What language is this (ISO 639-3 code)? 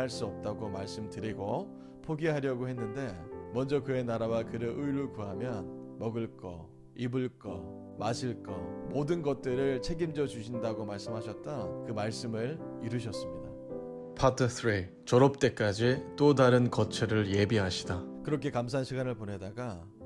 kor